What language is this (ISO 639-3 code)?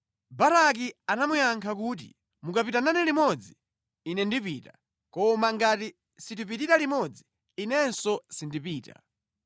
nya